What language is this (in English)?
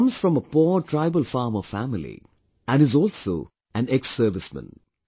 English